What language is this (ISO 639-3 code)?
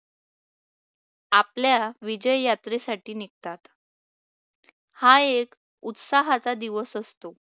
mar